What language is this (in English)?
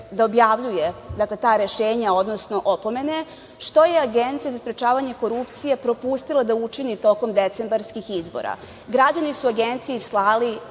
Serbian